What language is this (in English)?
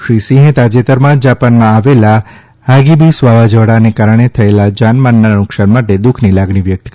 Gujarati